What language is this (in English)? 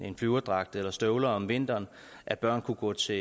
Danish